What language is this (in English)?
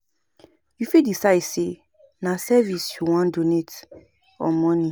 Nigerian Pidgin